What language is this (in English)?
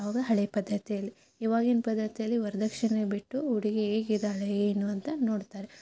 Kannada